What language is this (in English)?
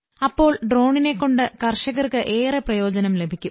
Malayalam